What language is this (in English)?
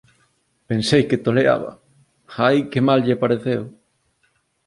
Galician